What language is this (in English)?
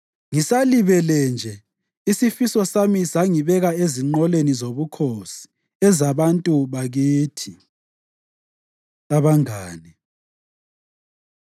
North Ndebele